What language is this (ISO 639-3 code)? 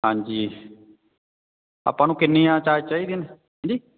pan